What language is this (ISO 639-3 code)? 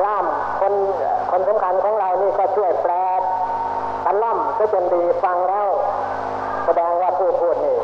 tha